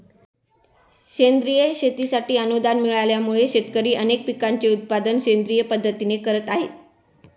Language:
Marathi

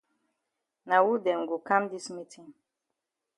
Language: Cameroon Pidgin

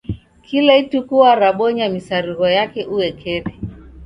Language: Taita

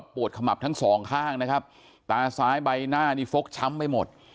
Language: Thai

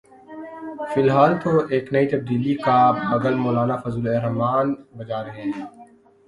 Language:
Urdu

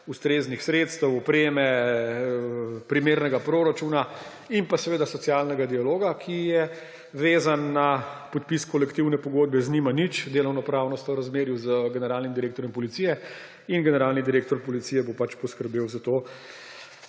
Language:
Slovenian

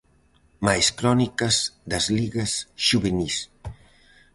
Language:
Galician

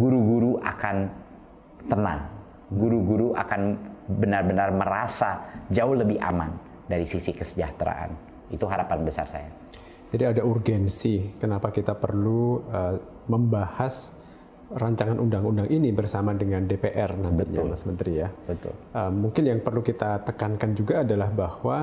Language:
Indonesian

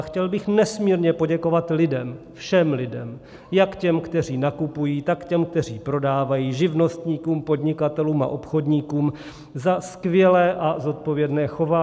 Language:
Czech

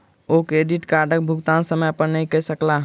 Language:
Maithili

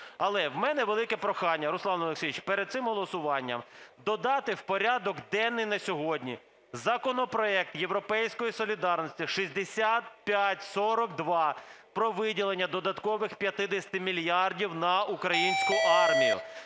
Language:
Ukrainian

